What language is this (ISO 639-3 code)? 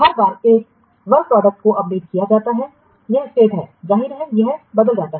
hin